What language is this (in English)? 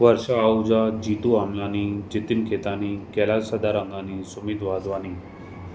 Sindhi